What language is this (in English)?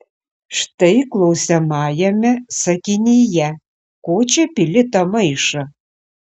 Lithuanian